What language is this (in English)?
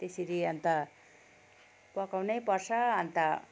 Nepali